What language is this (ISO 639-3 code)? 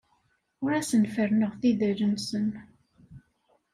kab